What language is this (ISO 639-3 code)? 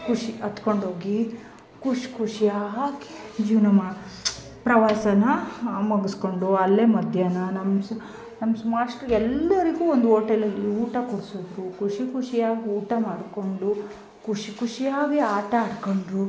kan